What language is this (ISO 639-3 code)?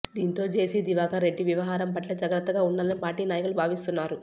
tel